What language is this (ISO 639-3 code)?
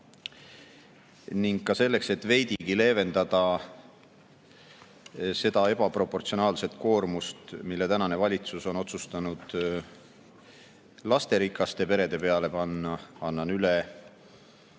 est